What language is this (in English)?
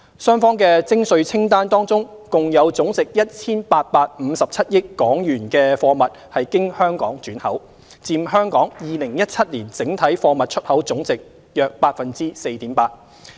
Cantonese